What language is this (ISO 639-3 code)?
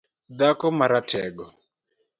luo